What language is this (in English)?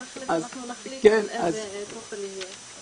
Hebrew